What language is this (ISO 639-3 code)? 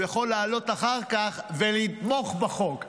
heb